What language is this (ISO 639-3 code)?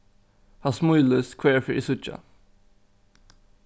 fao